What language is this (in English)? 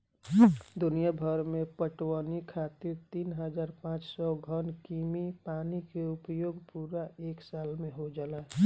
Bhojpuri